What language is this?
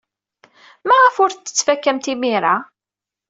Kabyle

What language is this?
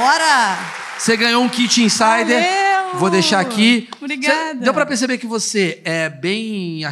Portuguese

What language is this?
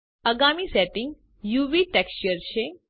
Gujarati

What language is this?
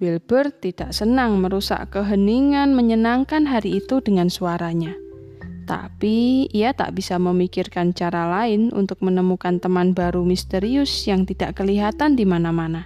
Indonesian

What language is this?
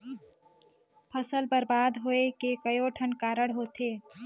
Chhattisgarhi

